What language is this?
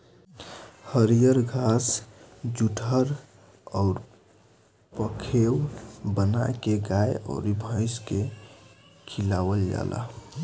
Bhojpuri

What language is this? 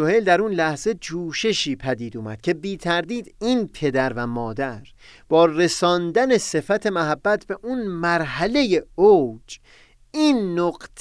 Persian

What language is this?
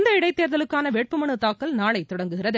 Tamil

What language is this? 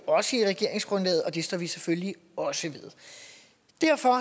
Danish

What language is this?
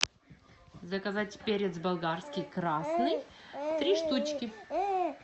Russian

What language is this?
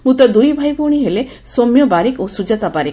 Odia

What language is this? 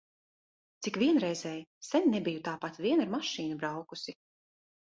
Latvian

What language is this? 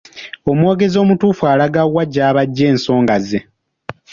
Ganda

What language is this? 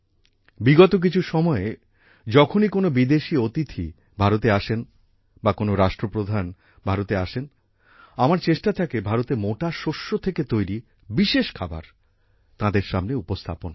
Bangla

